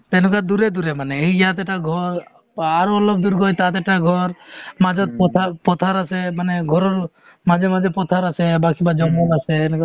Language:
Assamese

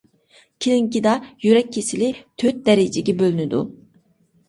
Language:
Uyghur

